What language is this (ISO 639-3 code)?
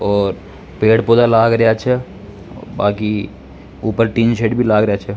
raj